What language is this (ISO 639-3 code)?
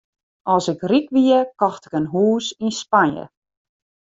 fry